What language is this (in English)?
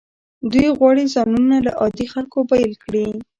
Pashto